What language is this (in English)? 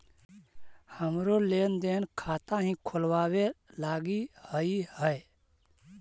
Magahi